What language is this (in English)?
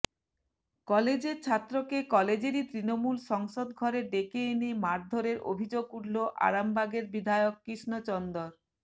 Bangla